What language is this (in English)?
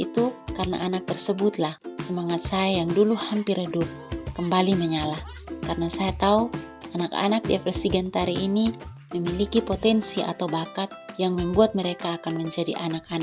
Indonesian